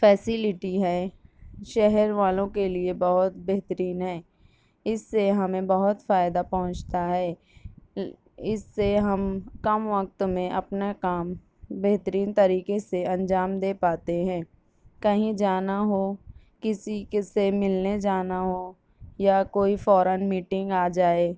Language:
Urdu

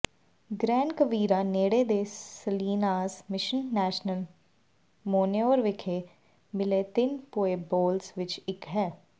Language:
Punjabi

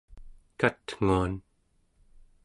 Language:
Central Yupik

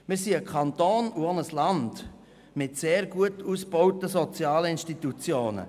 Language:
Swiss German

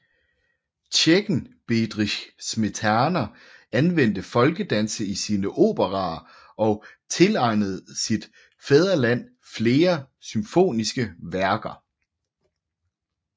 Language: Danish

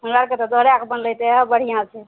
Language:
Maithili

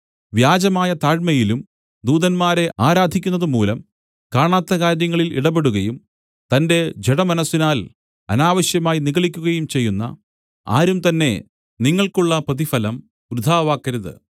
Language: Malayalam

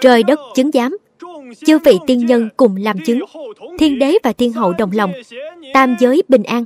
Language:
Vietnamese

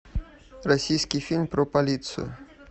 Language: Russian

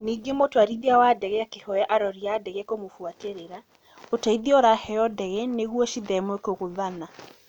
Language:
Kikuyu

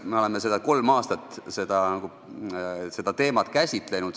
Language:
Estonian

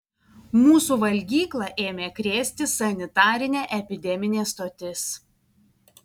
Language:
Lithuanian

